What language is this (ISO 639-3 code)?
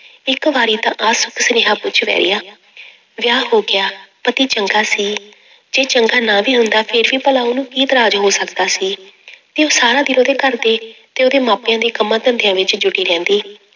pan